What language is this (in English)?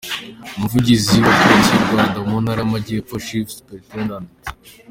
Kinyarwanda